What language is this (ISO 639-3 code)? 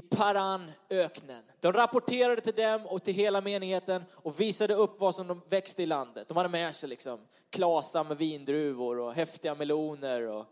swe